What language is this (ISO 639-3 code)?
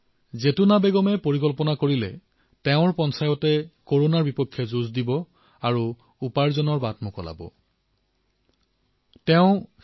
asm